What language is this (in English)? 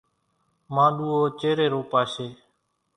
Kachi Koli